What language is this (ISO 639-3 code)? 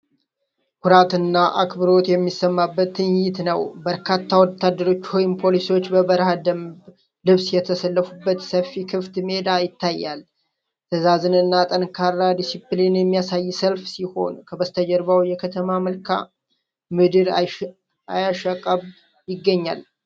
amh